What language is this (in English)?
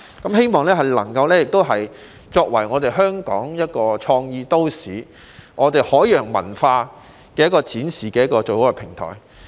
Cantonese